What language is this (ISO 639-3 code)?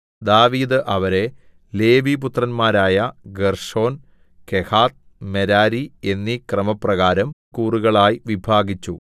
mal